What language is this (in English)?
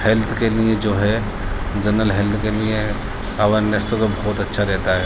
Urdu